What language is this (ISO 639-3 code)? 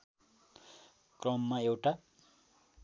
nep